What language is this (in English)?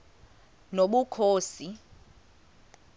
Xhosa